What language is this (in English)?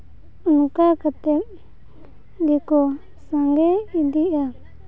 Santali